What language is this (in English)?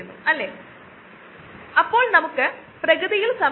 Malayalam